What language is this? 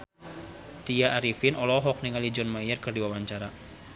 Sundanese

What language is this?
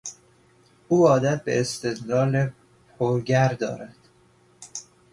Persian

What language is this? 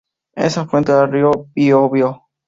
Spanish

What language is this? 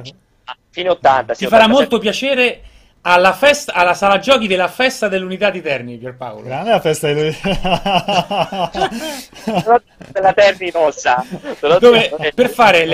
Italian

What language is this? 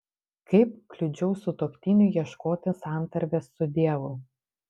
Lithuanian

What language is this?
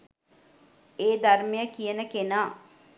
Sinhala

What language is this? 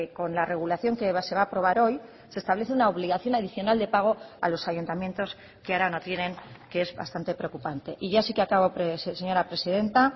Spanish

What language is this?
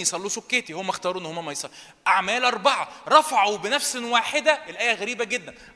Arabic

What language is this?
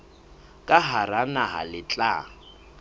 Southern Sotho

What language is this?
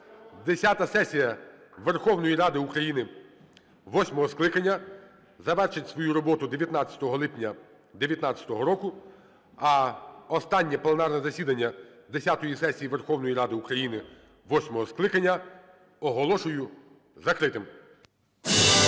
Ukrainian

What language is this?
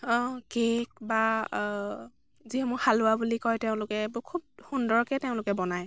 Assamese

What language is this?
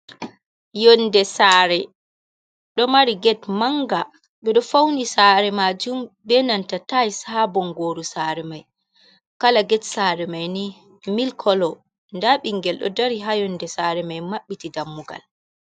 Fula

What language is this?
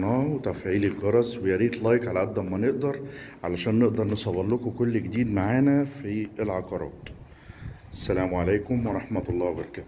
Arabic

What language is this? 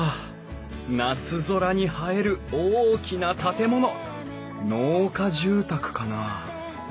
Japanese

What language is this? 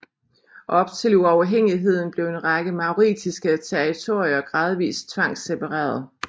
Danish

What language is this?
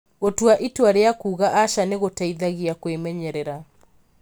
Kikuyu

